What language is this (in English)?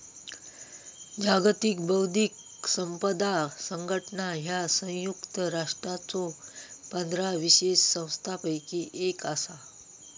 Marathi